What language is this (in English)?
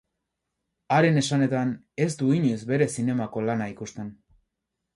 Basque